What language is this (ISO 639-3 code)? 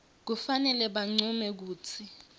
ssw